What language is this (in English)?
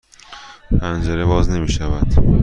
Persian